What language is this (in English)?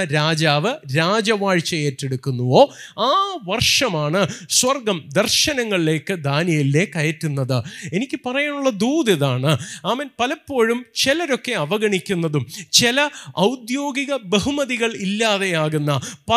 Malayalam